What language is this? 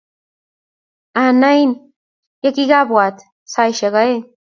Kalenjin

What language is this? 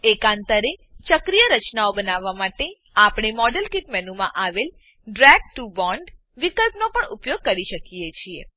Gujarati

